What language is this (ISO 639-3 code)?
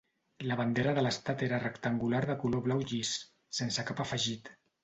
cat